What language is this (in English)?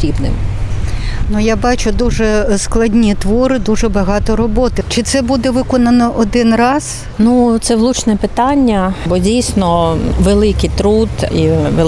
Ukrainian